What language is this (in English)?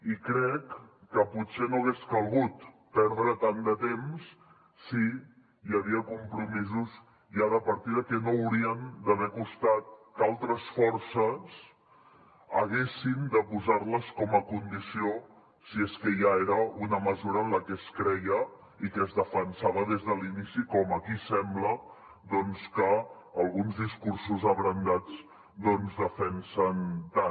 Catalan